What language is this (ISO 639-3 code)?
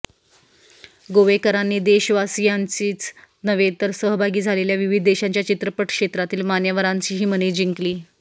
mar